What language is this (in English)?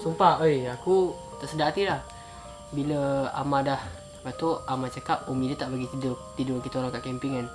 Malay